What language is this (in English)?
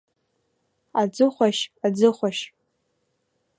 Abkhazian